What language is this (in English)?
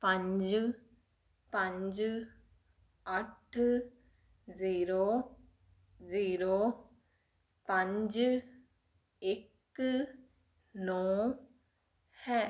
Punjabi